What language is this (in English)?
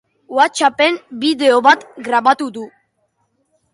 Basque